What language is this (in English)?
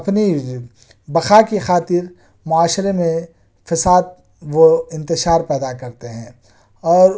Urdu